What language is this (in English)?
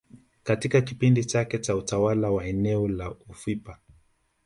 Swahili